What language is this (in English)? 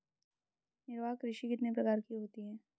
Hindi